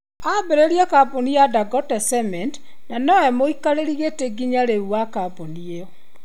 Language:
Kikuyu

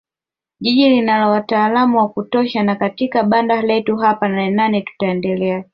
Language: Swahili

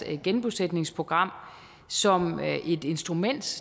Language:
Danish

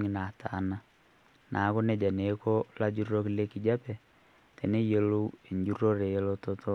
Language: Masai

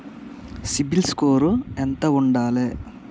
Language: Telugu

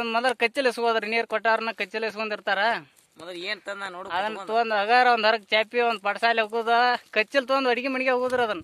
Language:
Romanian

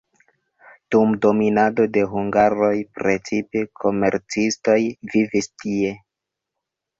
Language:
Esperanto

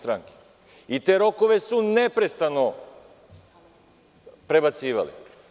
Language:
Serbian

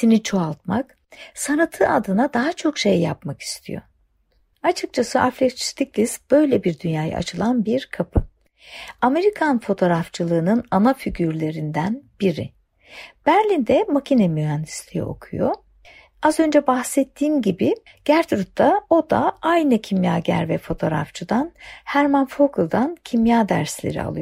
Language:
Turkish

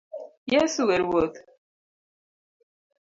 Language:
Luo (Kenya and Tanzania)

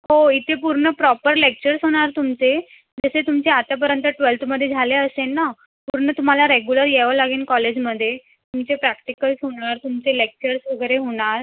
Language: Marathi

